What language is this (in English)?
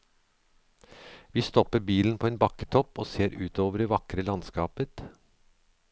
Norwegian